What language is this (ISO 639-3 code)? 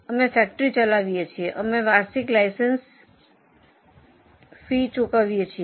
guj